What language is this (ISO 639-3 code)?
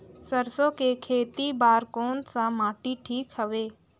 hne